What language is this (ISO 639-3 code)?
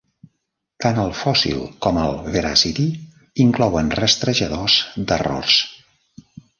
cat